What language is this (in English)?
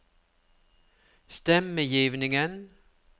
Norwegian